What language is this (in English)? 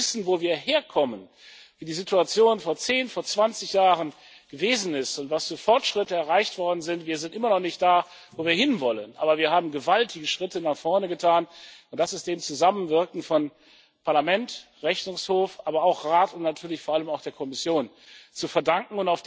German